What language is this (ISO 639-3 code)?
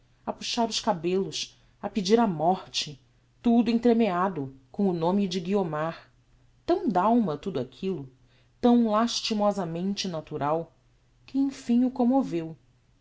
por